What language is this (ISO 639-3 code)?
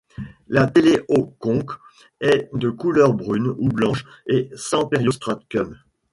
fra